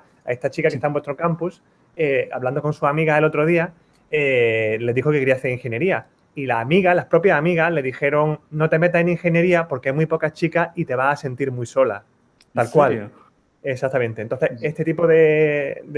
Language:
Spanish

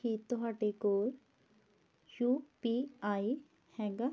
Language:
Punjabi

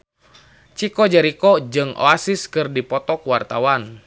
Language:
Sundanese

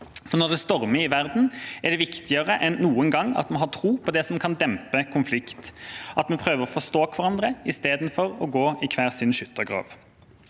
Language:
Norwegian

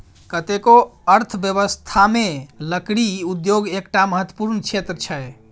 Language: Maithili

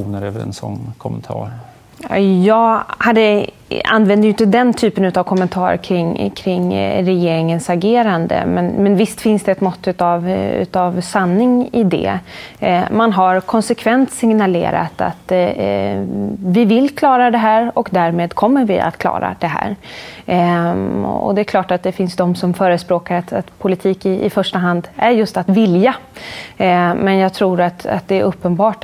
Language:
Swedish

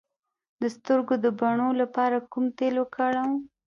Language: Pashto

